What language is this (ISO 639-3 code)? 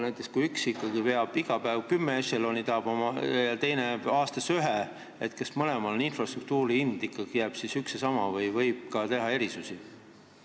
est